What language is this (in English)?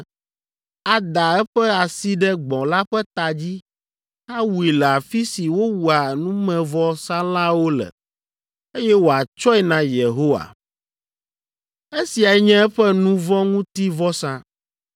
Ewe